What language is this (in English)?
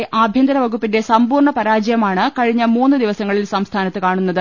Malayalam